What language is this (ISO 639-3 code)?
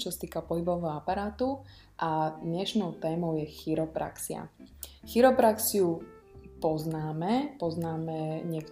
slk